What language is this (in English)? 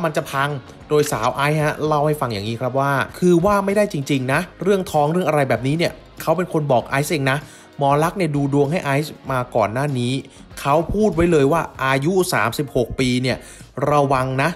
Thai